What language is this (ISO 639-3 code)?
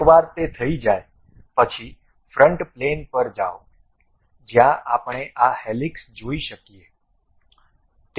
guj